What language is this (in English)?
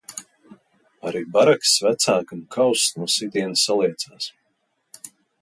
Latvian